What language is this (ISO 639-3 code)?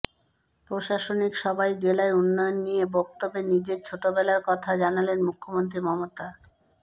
ben